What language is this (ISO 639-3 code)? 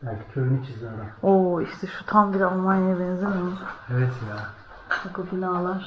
tur